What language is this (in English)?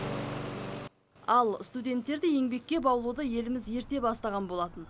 Kazakh